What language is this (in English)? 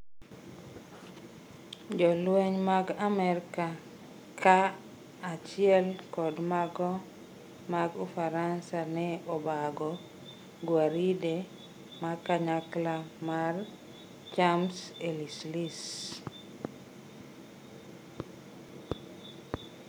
Luo (Kenya and Tanzania)